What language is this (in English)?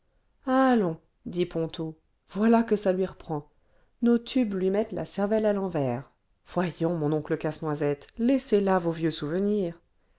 French